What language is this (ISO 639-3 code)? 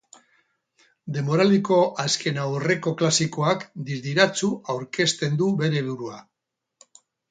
eus